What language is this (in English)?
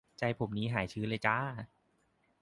Thai